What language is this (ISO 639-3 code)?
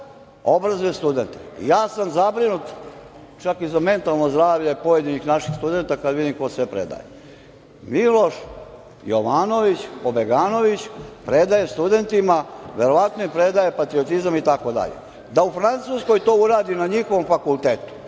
srp